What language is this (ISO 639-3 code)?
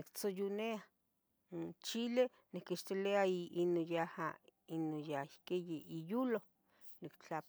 nhg